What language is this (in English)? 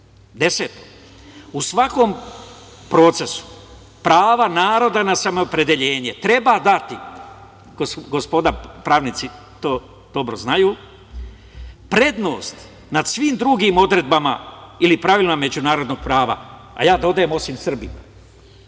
Serbian